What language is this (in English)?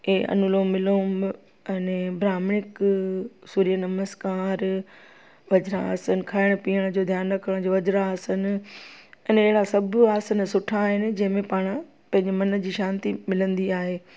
Sindhi